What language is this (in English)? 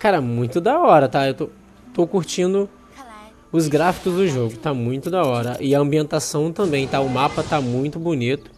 Portuguese